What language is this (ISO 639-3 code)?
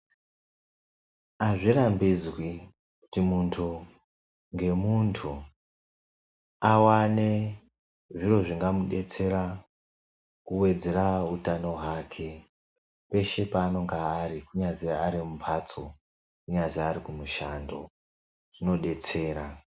ndc